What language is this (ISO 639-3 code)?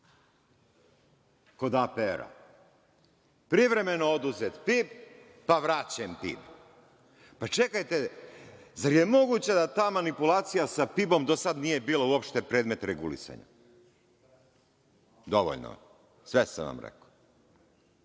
srp